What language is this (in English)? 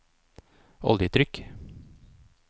Norwegian